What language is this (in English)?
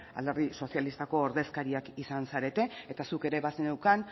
Basque